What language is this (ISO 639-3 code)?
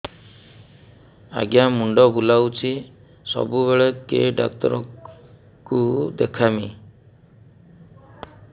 ori